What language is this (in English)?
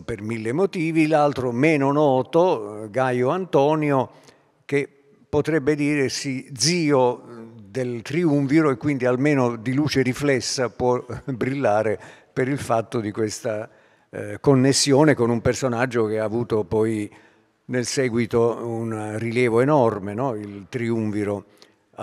Italian